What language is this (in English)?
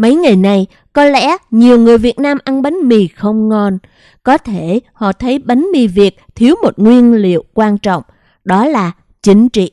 Vietnamese